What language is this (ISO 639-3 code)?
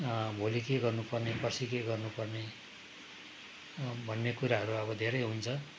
nep